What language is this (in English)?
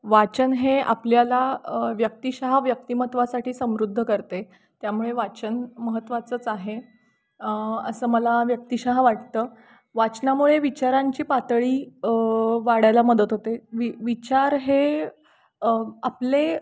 Marathi